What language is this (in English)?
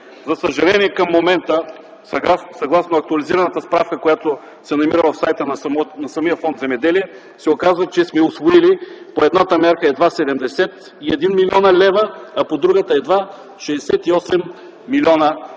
Bulgarian